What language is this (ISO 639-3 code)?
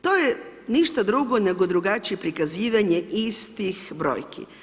hrv